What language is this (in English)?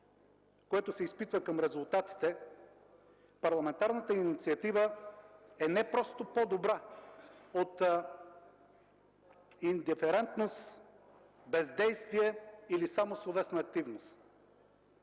Bulgarian